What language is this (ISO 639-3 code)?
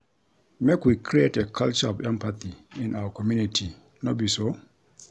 pcm